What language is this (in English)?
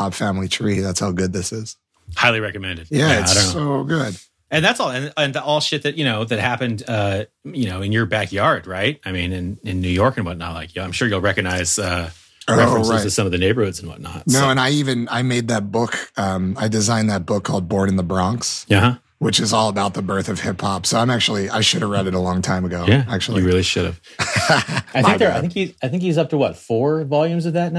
English